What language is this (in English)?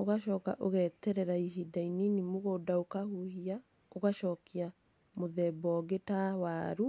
Kikuyu